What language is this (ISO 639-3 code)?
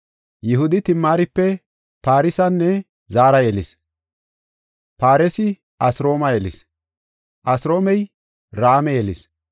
gof